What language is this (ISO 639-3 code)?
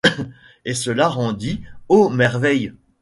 fra